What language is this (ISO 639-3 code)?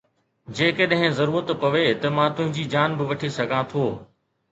snd